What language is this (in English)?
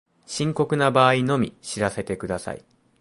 Japanese